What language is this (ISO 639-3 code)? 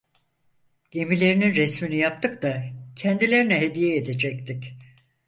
tur